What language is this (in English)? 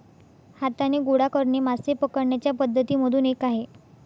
Marathi